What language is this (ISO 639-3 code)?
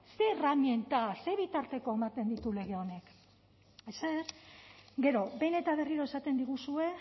eus